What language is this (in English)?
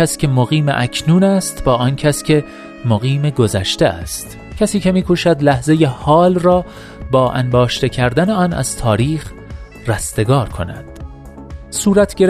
Persian